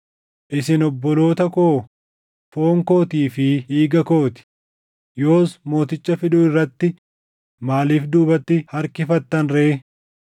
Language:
Oromo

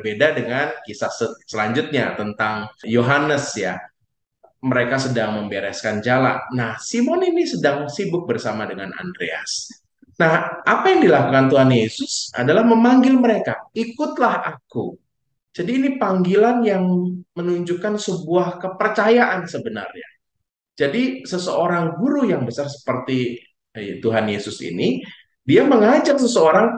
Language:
Indonesian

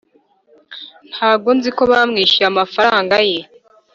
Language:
Kinyarwanda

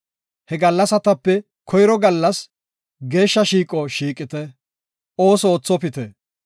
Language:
Gofa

